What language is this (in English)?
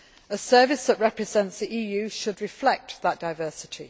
English